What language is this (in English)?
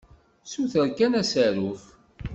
Kabyle